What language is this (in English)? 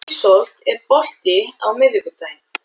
Icelandic